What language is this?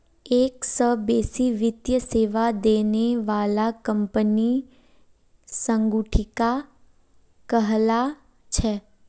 Magahi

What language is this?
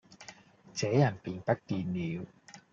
Cantonese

